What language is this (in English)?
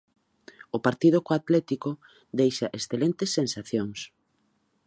Galician